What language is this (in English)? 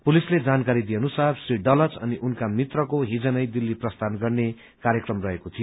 Nepali